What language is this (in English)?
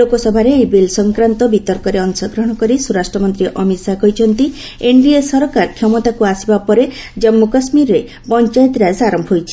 Odia